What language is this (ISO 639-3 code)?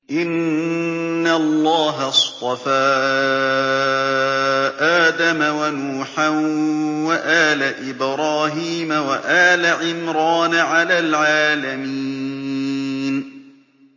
ara